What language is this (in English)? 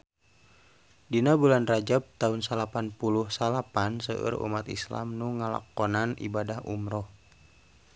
Sundanese